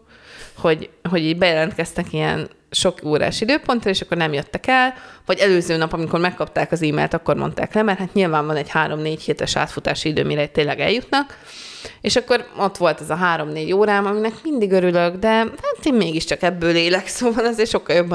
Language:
Hungarian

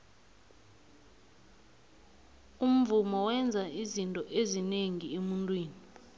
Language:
South Ndebele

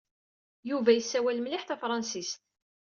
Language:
Kabyle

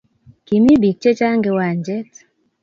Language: Kalenjin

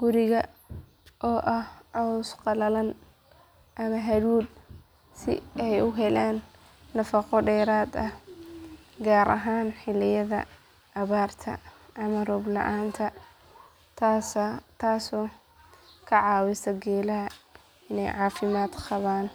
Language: Somali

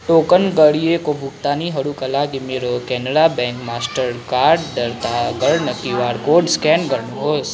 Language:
Nepali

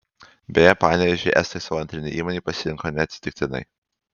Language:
Lithuanian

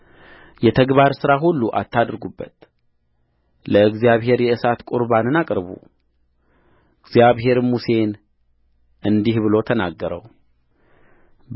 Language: Amharic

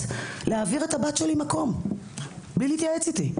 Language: Hebrew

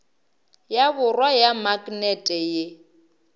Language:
Northern Sotho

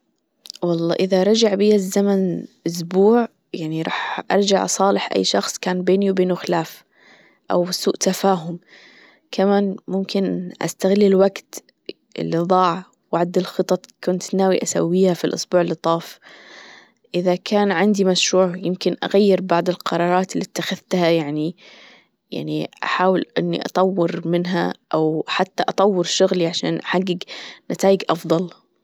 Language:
Gulf Arabic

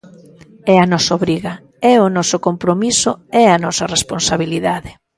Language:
Galician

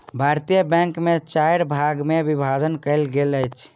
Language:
Maithili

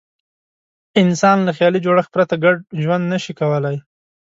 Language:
Pashto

